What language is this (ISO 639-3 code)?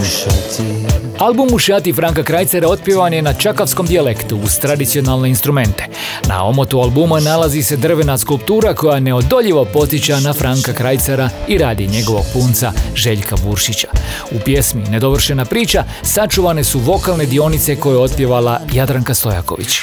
hrv